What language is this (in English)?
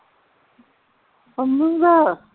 Punjabi